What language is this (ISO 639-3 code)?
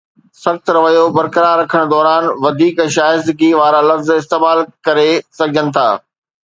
snd